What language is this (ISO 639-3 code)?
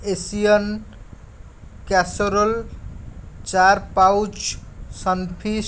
hin